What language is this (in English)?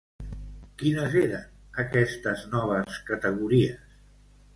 Catalan